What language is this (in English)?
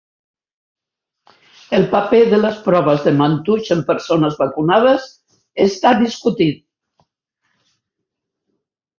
Catalan